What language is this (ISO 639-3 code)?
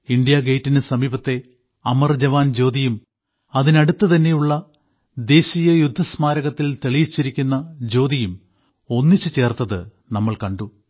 mal